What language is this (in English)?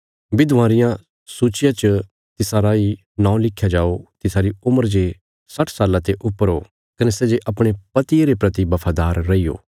Bilaspuri